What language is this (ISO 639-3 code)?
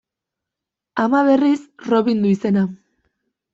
eus